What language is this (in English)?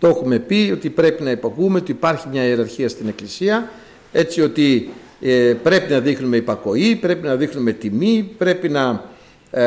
Greek